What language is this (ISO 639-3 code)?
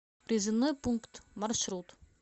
rus